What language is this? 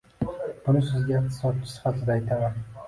Uzbek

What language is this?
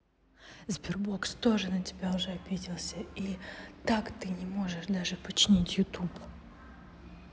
Russian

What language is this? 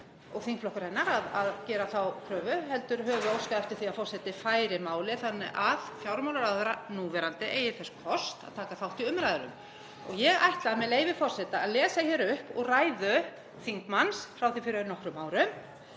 Icelandic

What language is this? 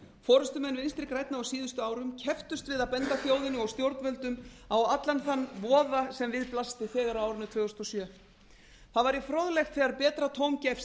Icelandic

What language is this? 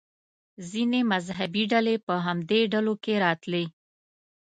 Pashto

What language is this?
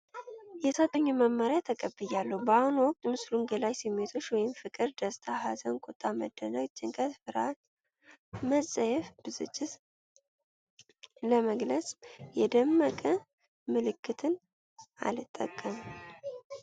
Amharic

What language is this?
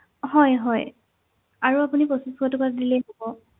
Assamese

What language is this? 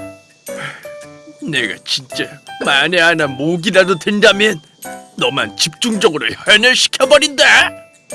Korean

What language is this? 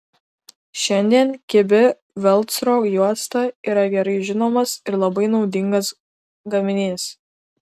Lithuanian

